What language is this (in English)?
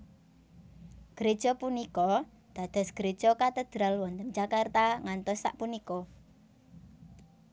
Javanese